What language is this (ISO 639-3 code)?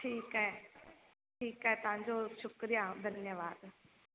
snd